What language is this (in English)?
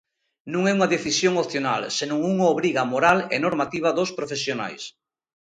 Galician